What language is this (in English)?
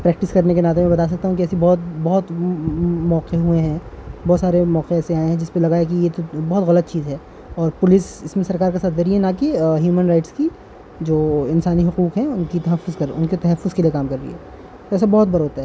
Urdu